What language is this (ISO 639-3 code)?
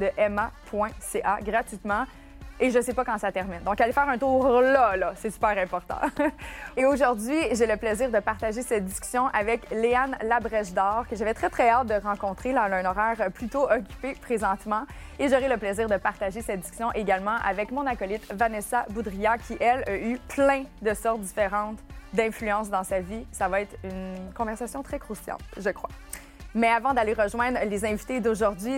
fra